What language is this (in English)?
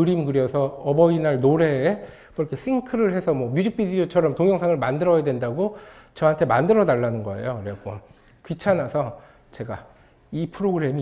Korean